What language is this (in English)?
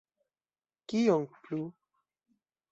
Esperanto